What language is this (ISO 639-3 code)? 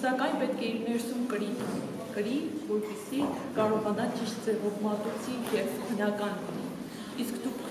ron